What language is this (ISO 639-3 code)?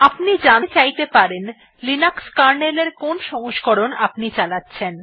ben